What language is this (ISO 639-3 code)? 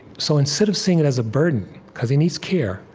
eng